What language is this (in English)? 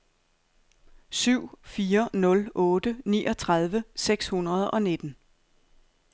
Danish